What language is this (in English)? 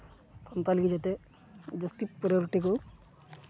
Santali